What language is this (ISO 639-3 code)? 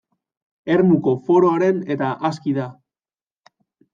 eus